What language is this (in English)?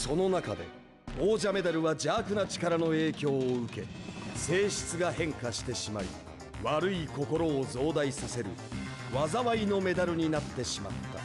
Japanese